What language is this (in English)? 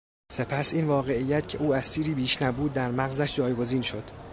Persian